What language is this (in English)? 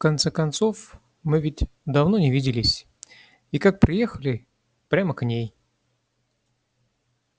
Russian